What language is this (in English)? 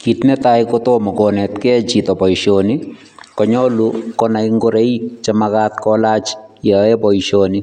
Kalenjin